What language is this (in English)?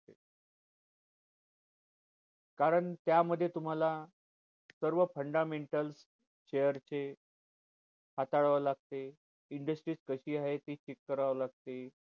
Marathi